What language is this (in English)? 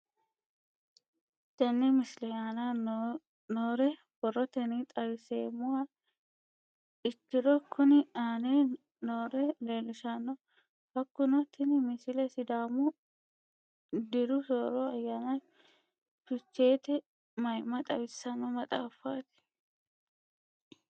Sidamo